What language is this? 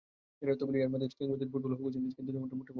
Bangla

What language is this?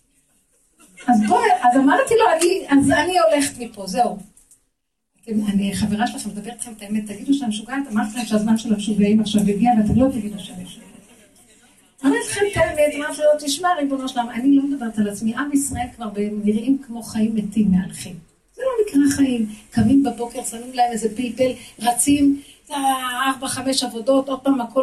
Hebrew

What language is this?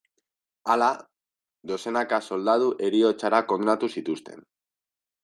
Basque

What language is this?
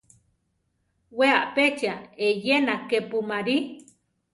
Central Tarahumara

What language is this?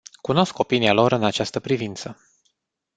Romanian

